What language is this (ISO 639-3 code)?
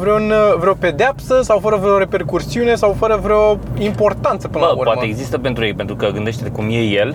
ron